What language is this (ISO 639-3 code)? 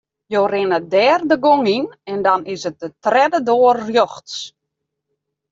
fry